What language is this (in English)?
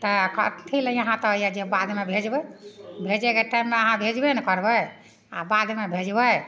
Maithili